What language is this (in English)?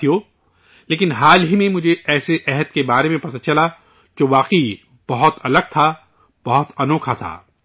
Urdu